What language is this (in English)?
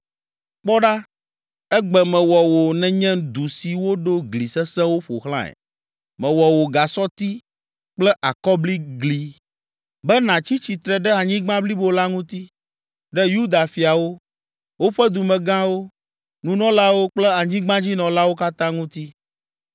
Ewe